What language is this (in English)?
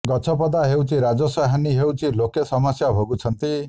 Odia